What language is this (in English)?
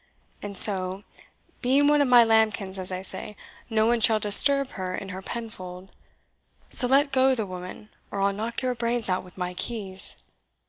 English